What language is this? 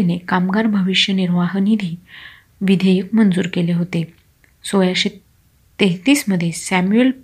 Marathi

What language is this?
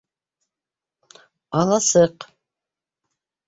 Bashkir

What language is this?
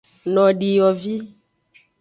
Aja (Benin)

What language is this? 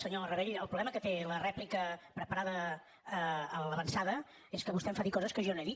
Catalan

